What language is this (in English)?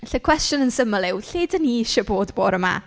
Welsh